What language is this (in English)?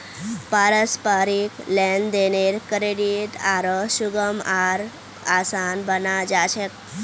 Magahi